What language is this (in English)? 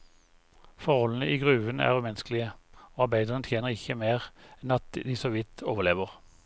Norwegian